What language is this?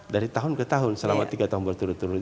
Indonesian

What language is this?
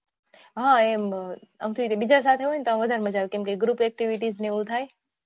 Gujarati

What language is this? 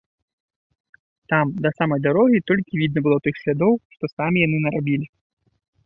Belarusian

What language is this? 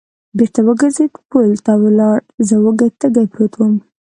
Pashto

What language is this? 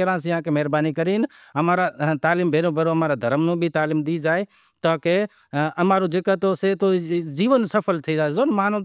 Wadiyara Koli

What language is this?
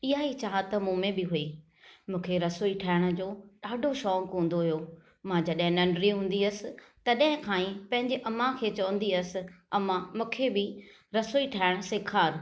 Sindhi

